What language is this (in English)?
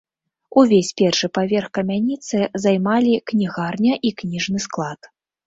Belarusian